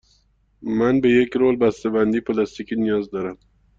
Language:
Persian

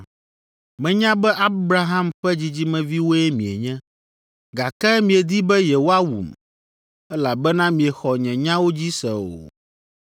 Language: Ewe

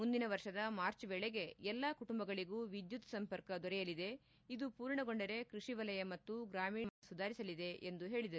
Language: Kannada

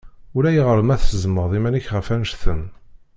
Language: Kabyle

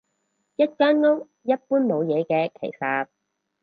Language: Cantonese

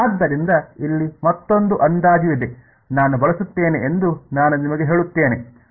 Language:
Kannada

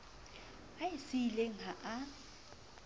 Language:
Southern Sotho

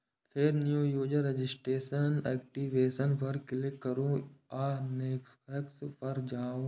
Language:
Maithili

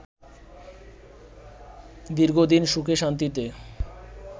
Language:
Bangla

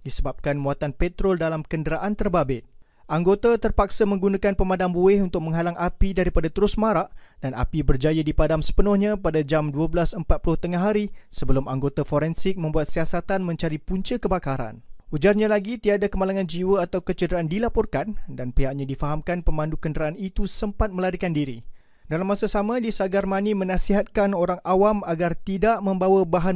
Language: Malay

